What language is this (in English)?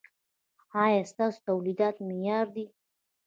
Pashto